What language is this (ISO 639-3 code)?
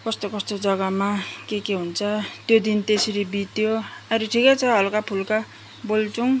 nep